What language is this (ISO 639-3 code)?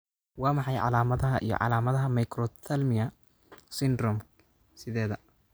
som